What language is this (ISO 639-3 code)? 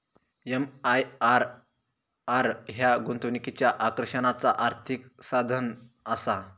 mar